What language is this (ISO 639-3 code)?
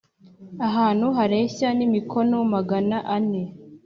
kin